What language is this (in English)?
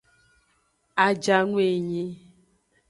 Aja (Benin)